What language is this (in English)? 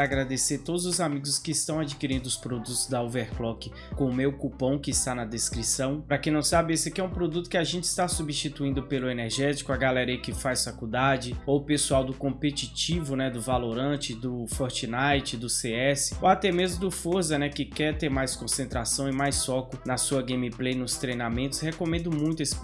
Portuguese